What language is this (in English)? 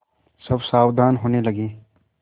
Hindi